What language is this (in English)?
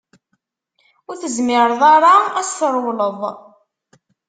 Kabyle